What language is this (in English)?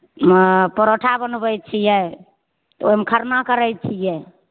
Maithili